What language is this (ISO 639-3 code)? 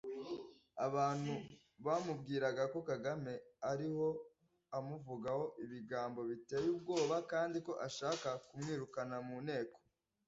kin